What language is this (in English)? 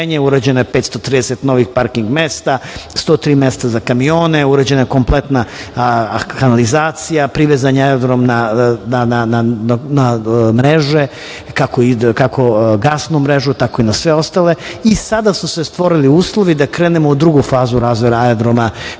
Serbian